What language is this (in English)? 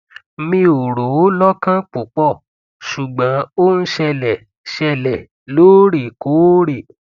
Yoruba